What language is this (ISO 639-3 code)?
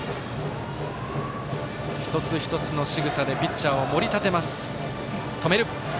jpn